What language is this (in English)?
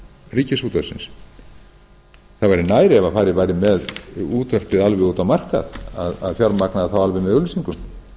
Icelandic